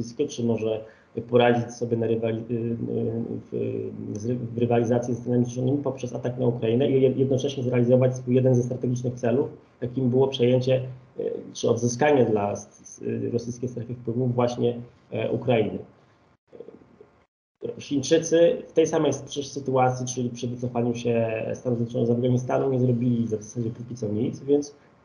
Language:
Polish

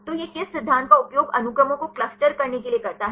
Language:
Hindi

